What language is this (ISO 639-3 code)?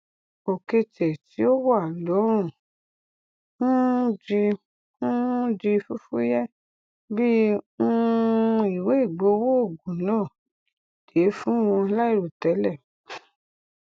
yor